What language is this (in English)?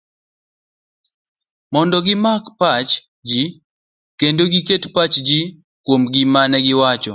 Luo (Kenya and Tanzania)